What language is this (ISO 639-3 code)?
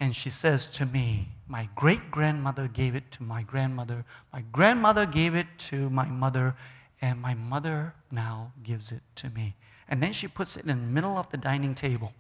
eng